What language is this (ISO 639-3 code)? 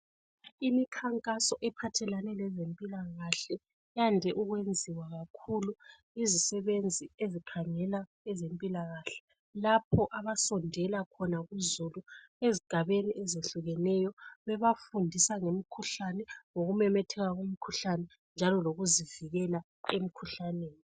nde